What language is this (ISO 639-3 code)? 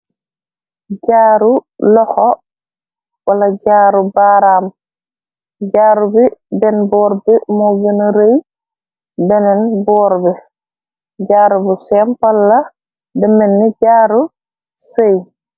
wol